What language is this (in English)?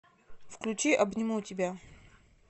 Russian